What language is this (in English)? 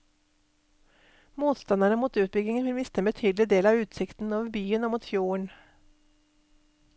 Norwegian